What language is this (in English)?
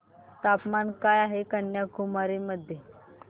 Marathi